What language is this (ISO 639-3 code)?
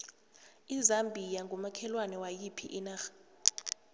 nbl